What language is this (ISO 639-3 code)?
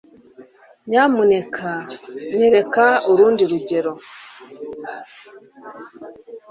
kin